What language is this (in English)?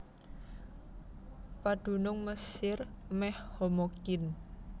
Javanese